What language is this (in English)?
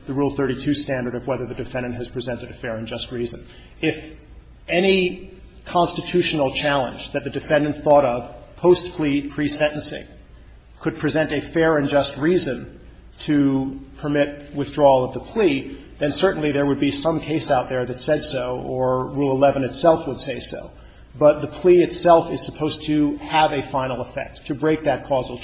English